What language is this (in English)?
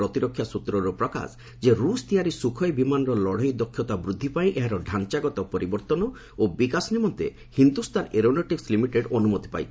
Odia